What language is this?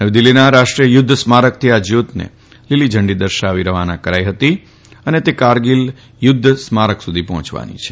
Gujarati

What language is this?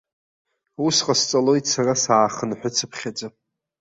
Abkhazian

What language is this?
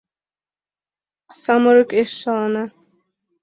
Mari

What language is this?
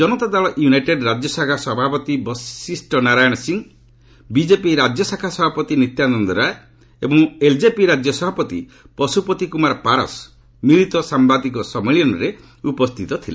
Odia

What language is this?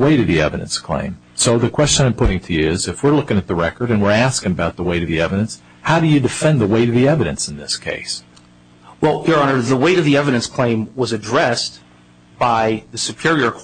English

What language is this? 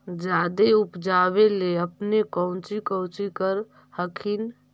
Magahi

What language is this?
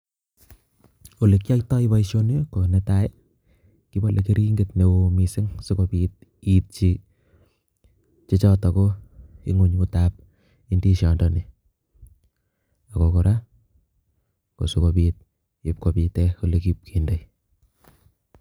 Kalenjin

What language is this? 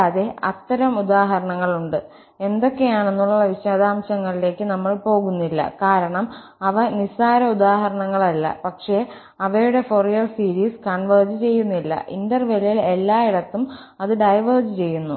Malayalam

